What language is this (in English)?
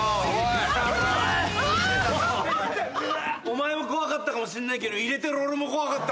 Japanese